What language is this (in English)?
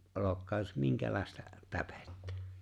Finnish